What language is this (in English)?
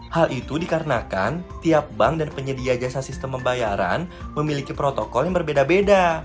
Indonesian